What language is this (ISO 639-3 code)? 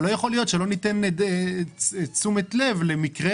heb